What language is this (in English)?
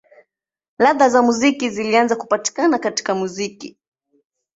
Swahili